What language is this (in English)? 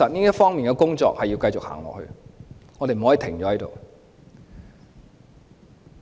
Cantonese